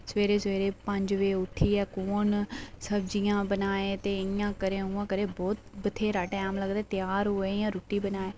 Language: Dogri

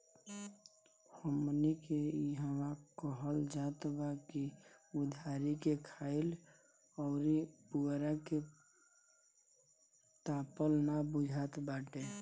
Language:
Bhojpuri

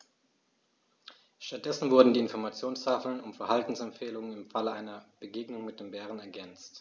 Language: German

